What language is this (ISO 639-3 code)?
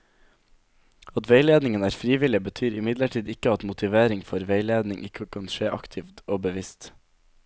nor